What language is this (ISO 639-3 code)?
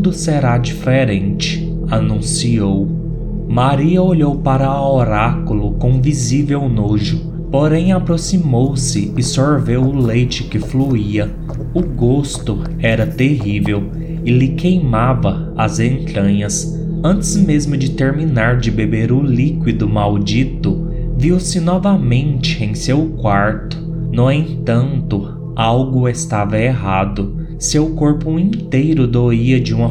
por